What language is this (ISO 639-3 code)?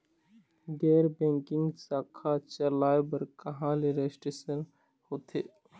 hne